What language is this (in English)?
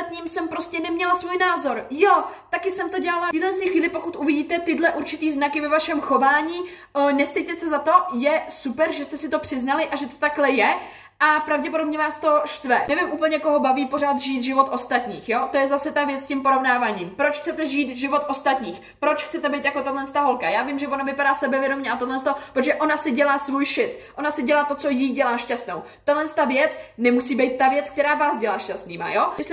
Czech